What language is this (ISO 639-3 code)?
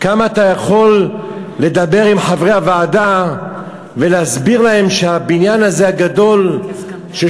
heb